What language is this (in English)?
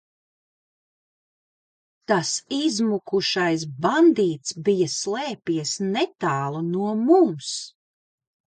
Latvian